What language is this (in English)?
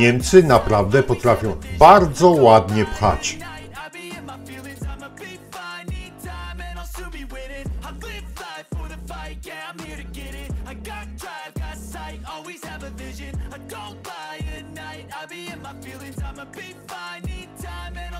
Polish